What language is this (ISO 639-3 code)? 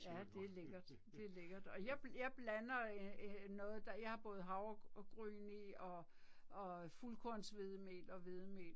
dan